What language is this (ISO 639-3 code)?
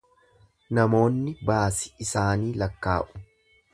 orm